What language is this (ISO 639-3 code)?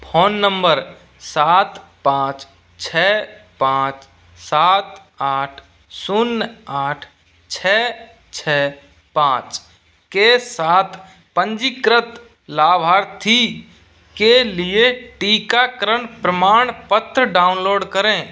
hin